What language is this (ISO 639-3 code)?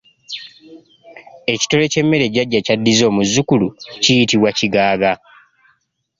lug